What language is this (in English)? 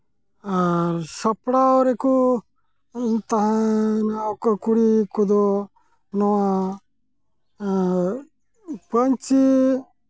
Santali